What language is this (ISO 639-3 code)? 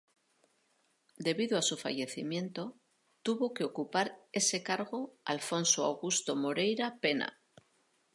spa